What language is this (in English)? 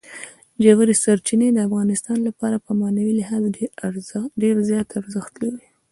Pashto